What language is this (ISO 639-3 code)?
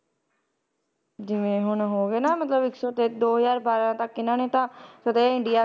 pan